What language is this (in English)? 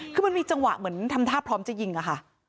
Thai